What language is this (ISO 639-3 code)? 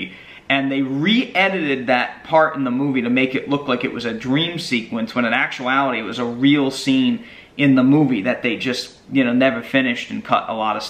eng